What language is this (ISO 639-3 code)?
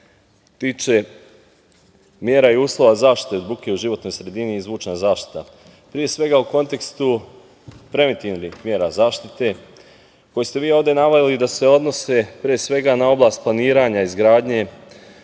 srp